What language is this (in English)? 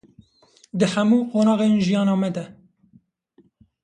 Kurdish